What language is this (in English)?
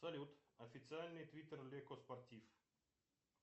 Russian